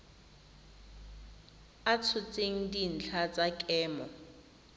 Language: Tswana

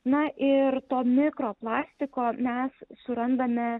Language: Lithuanian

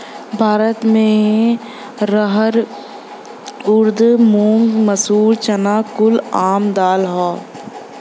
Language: Bhojpuri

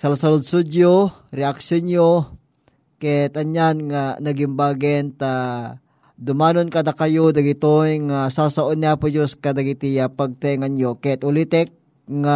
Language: Filipino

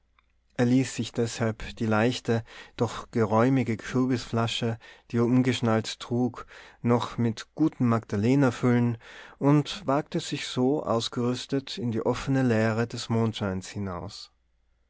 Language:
German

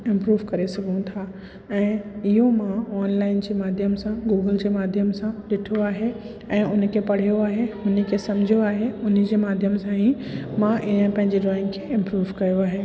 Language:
Sindhi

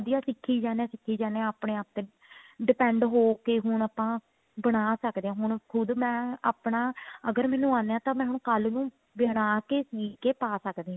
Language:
Punjabi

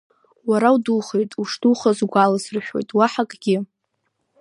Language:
Abkhazian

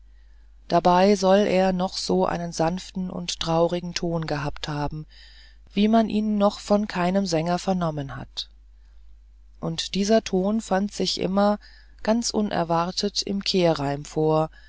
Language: German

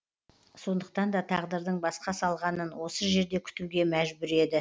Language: Kazakh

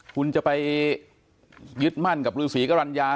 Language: Thai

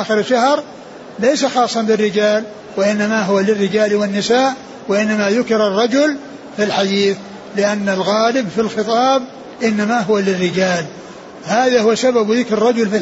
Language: Arabic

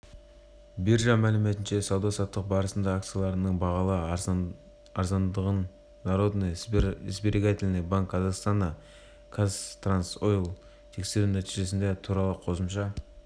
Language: Kazakh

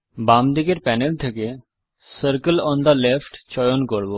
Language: Bangla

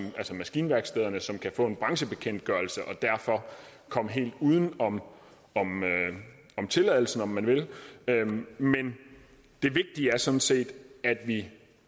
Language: Danish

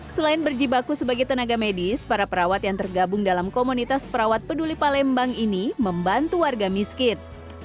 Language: Indonesian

